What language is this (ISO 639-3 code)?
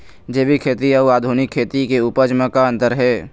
hne